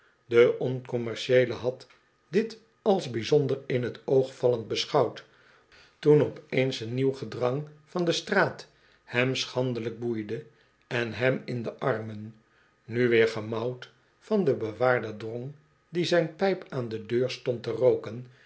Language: Dutch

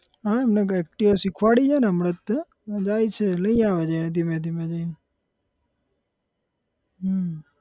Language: Gujarati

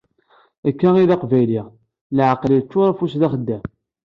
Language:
Kabyle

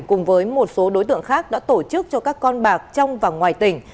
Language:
Vietnamese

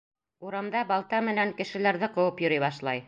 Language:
Bashkir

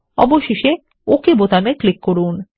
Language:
Bangla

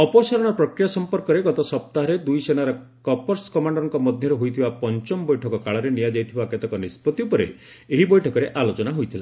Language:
Odia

